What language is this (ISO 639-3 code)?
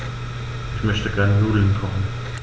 deu